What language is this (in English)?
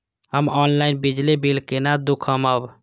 Maithili